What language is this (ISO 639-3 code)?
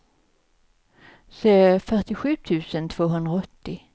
swe